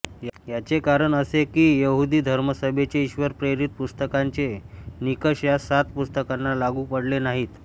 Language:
Marathi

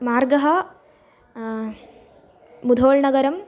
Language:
Sanskrit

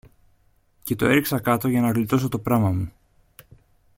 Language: Greek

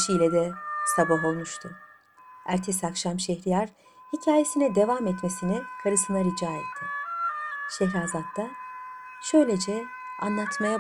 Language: Turkish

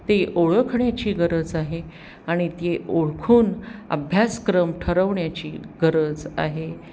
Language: Marathi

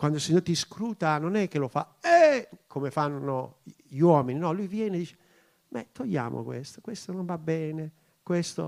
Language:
Italian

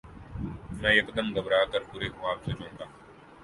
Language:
Urdu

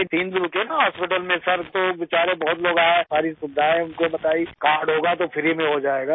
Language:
Urdu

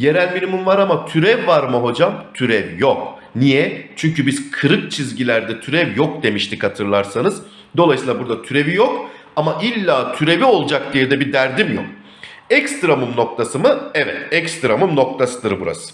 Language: Turkish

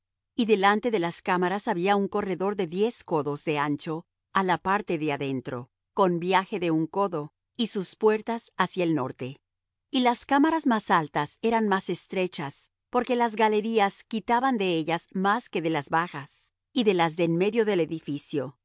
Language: Spanish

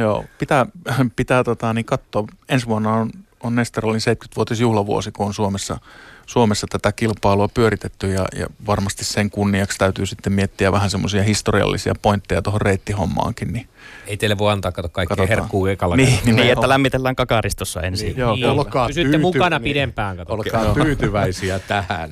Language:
Finnish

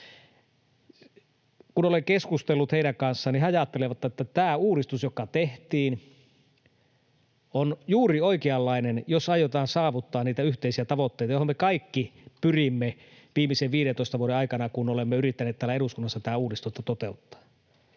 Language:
Finnish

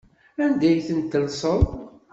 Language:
Kabyle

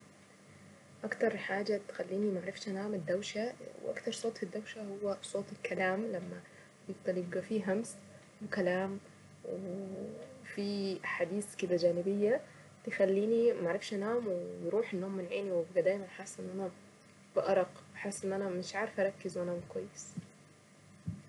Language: Saidi Arabic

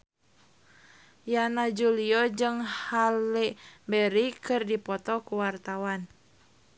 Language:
Sundanese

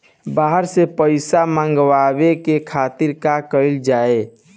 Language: Bhojpuri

